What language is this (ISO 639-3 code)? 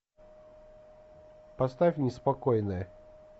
rus